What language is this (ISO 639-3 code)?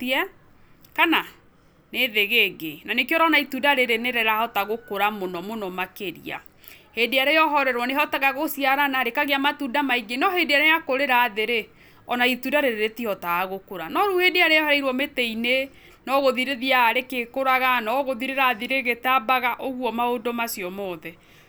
kik